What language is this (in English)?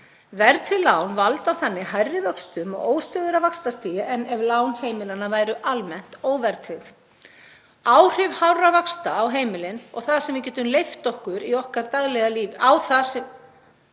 Icelandic